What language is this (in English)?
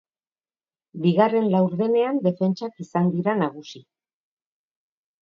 Basque